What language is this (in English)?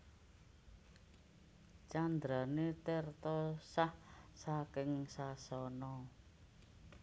Javanese